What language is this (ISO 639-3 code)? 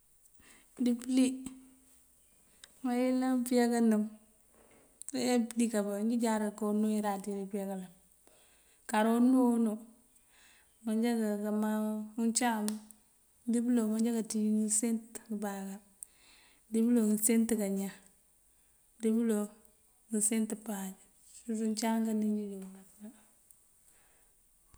mfv